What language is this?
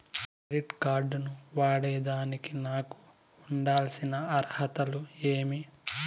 Telugu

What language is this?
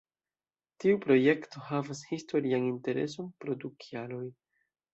Esperanto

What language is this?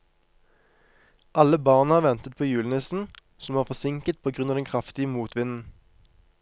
Norwegian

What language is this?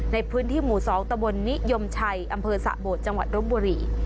Thai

